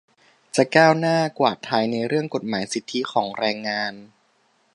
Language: Thai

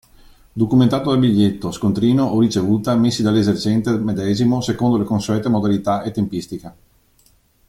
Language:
Italian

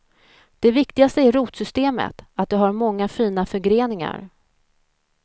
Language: Swedish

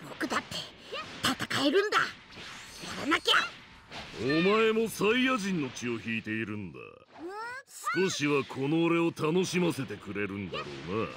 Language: Japanese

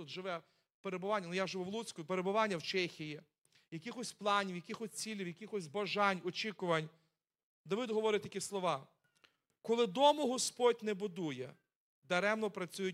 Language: Ukrainian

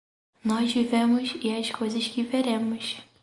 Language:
Portuguese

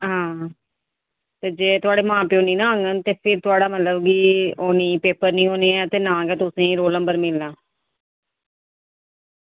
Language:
Dogri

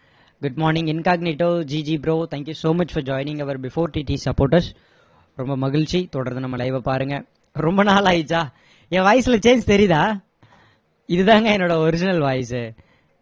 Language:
Tamil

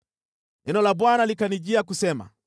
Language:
Swahili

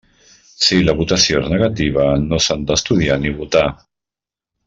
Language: Catalan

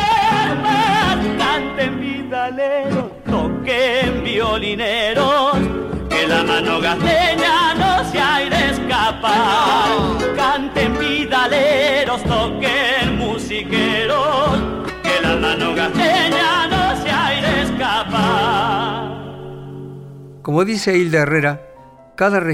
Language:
Spanish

